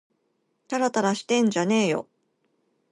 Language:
Japanese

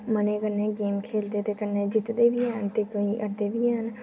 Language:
Dogri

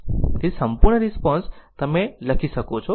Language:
Gujarati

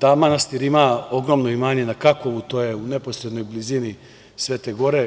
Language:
Serbian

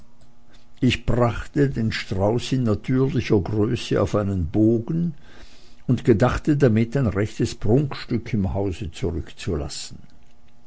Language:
German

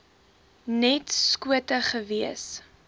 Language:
Afrikaans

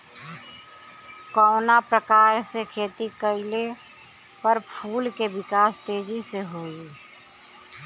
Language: Bhojpuri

